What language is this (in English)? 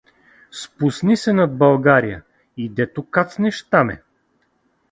Bulgarian